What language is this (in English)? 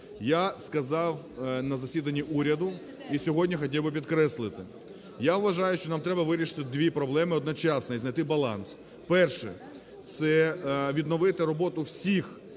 Ukrainian